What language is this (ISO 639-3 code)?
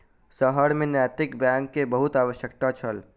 mai